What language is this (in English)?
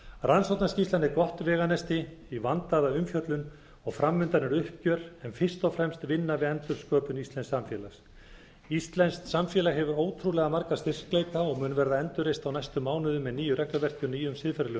Icelandic